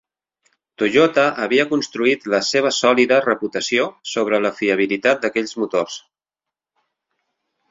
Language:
Catalan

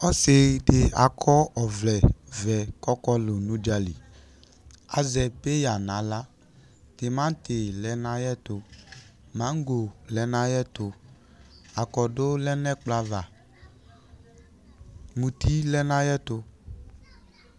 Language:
Ikposo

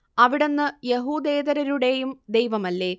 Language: Malayalam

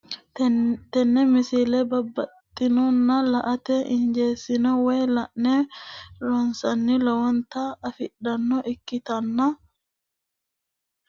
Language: Sidamo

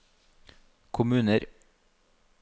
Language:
Norwegian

